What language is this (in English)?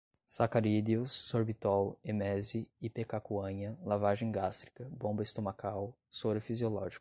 Portuguese